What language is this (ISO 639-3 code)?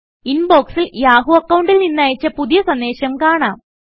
mal